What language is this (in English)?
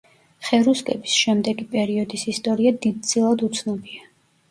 Georgian